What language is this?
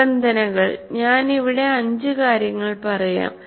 Malayalam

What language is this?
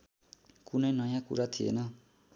Nepali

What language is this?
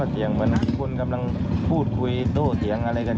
Thai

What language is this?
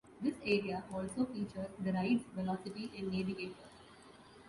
English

